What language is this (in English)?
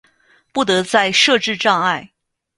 Chinese